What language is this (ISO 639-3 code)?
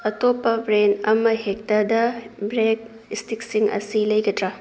mni